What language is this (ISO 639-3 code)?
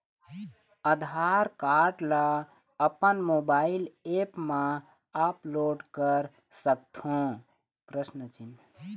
hne